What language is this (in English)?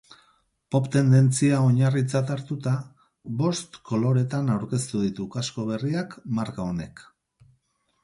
Basque